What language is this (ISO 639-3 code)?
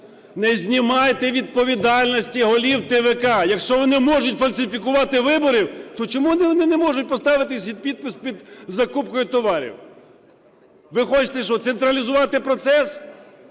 ukr